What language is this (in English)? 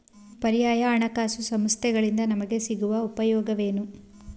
Kannada